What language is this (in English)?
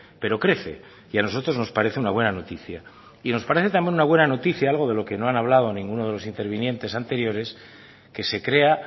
Spanish